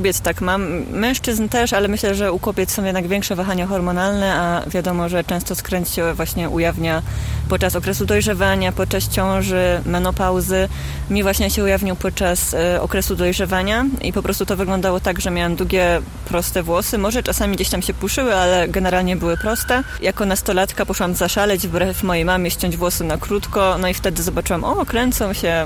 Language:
Polish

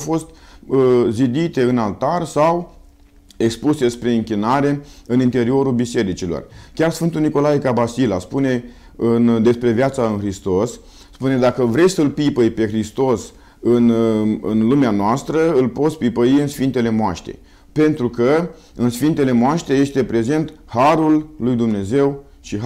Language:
Romanian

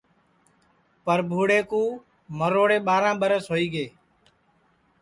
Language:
Sansi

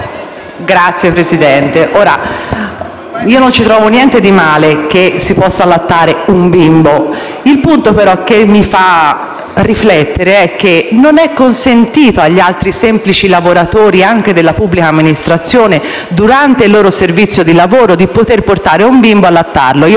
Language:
Italian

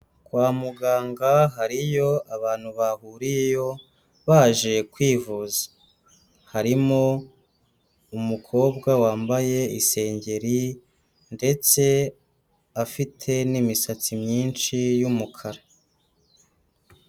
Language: Kinyarwanda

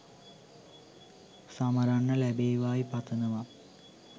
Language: Sinhala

